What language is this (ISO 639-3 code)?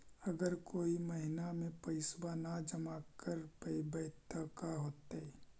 mag